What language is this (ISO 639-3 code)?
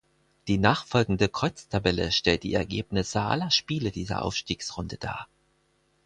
deu